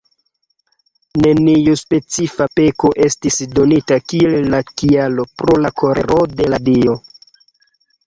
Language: Esperanto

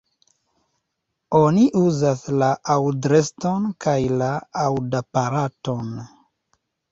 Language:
Esperanto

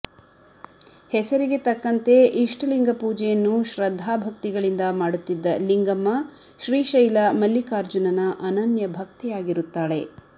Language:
Kannada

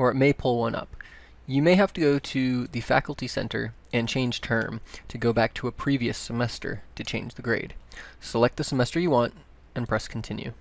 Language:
English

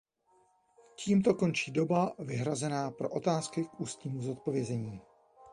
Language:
Czech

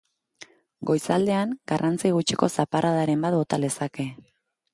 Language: Basque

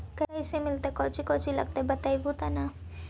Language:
Magahi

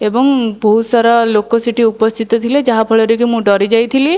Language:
Odia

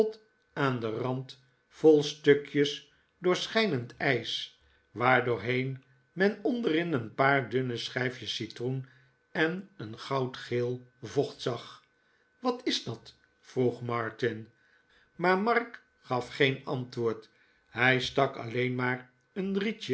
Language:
Dutch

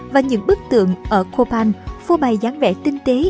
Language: Vietnamese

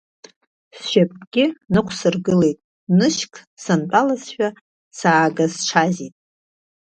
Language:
Abkhazian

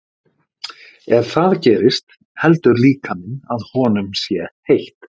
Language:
Icelandic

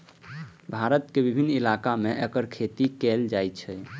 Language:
Maithili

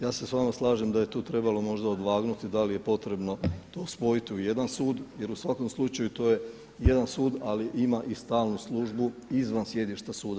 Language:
Croatian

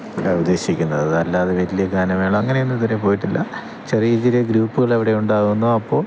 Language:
Malayalam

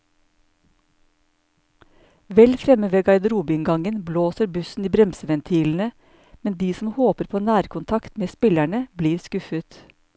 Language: Norwegian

